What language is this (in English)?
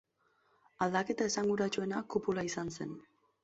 Basque